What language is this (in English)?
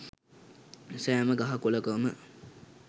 Sinhala